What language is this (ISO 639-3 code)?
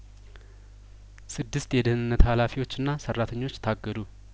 amh